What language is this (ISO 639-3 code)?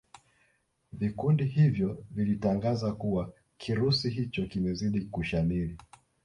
swa